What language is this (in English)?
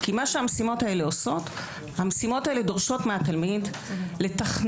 Hebrew